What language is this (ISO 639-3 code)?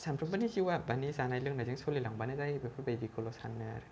brx